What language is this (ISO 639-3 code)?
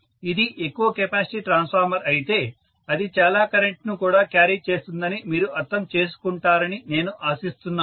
tel